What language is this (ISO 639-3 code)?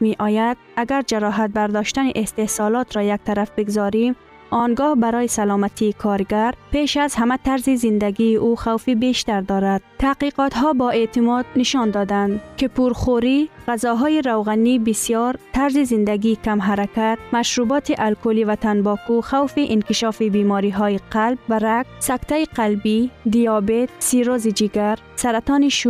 fas